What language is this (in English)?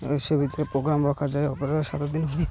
Odia